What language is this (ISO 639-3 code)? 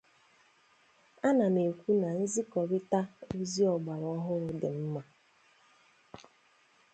ibo